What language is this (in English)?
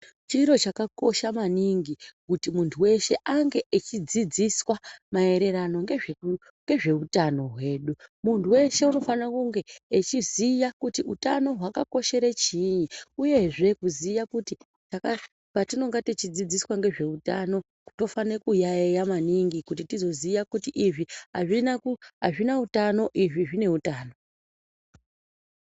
Ndau